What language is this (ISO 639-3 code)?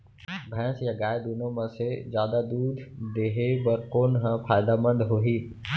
hne